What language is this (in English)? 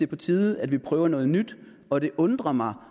Danish